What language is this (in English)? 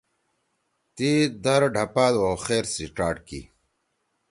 Torwali